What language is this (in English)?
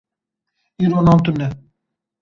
Kurdish